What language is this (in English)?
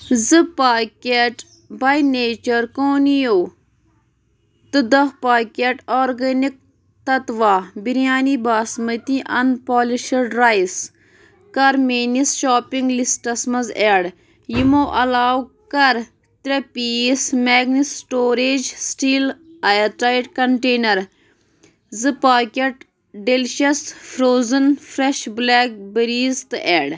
Kashmiri